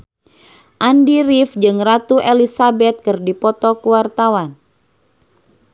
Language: Sundanese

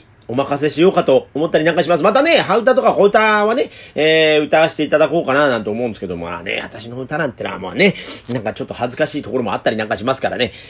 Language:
Japanese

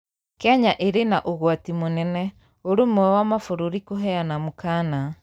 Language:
Kikuyu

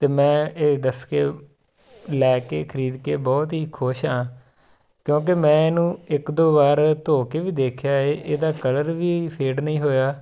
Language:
Punjabi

